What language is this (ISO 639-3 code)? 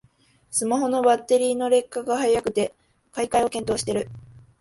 jpn